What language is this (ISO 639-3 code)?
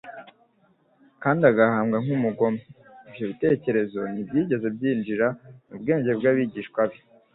kin